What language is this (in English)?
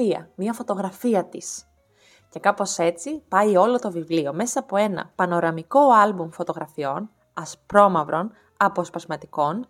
Greek